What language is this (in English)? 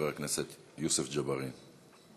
Hebrew